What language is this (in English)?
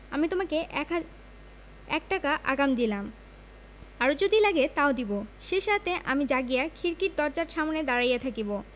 Bangla